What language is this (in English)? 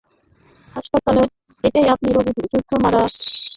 Bangla